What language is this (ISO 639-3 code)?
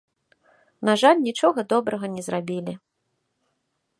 bel